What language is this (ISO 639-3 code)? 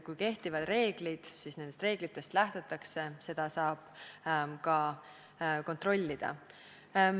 est